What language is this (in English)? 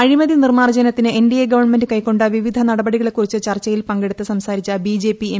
Malayalam